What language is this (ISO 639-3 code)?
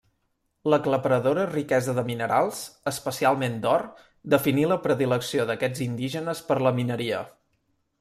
cat